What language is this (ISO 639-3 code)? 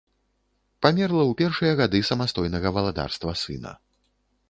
bel